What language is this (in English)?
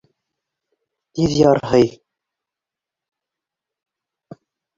Bashkir